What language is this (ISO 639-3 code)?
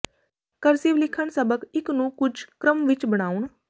pan